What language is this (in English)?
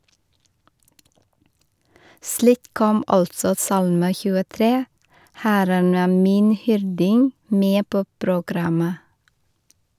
Norwegian